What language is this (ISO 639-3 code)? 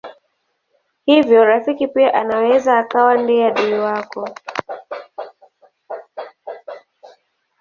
swa